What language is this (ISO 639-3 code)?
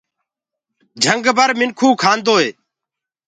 ggg